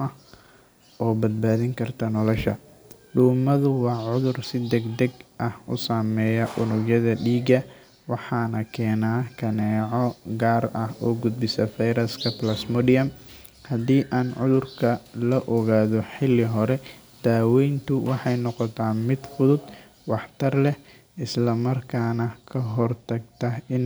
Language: Somali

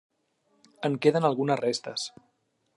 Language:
Catalan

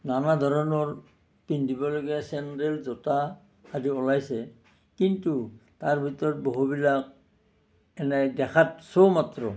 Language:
Assamese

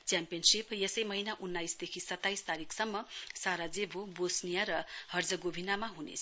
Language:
Nepali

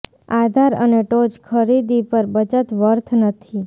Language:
Gujarati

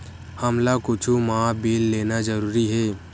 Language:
Chhattisgarhi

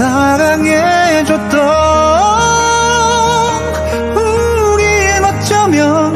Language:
Korean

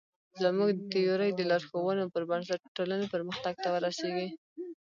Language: Pashto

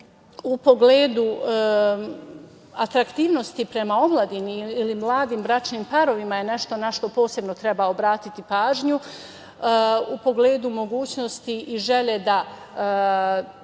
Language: Serbian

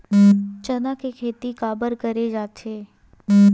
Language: Chhattisgarhi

